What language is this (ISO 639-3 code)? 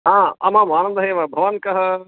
san